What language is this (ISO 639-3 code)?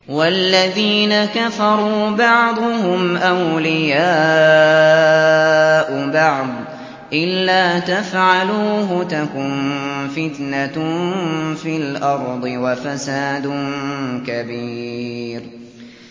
ara